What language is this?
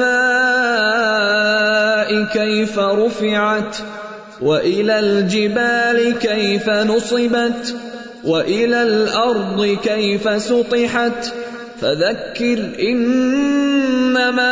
Urdu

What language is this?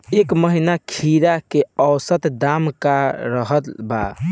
Bhojpuri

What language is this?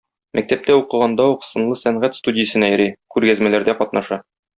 Tatar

